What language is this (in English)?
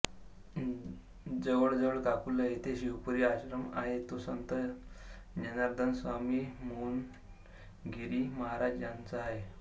Marathi